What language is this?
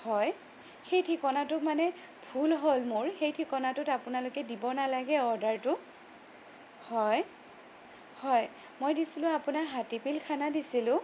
Assamese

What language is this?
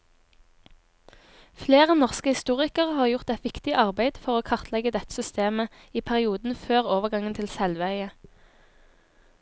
Norwegian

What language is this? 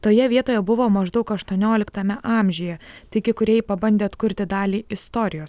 Lithuanian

